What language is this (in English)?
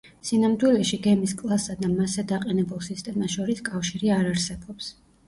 Georgian